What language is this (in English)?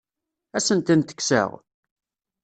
Kabyle